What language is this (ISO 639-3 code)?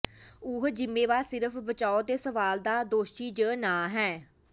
pan